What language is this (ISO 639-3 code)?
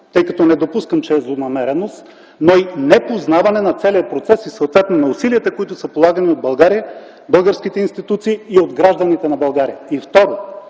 bul